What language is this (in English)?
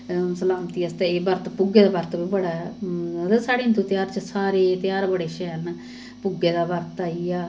Dogri